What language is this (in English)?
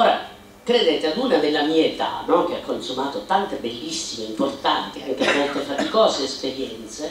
Italian